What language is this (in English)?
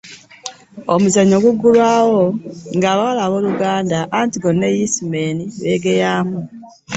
Ganda